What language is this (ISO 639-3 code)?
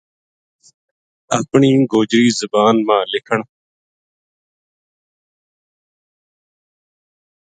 gju